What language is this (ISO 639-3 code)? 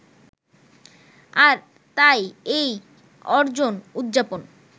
ben